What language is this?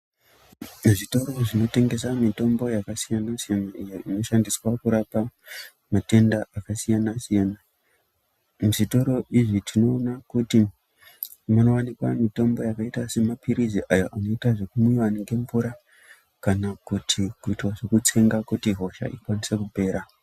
Ndau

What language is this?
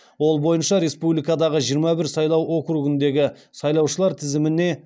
Kazakh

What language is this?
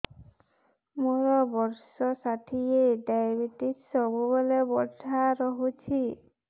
Odia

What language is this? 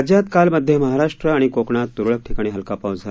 Marathi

